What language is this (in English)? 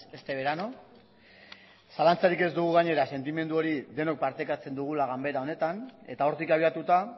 Basque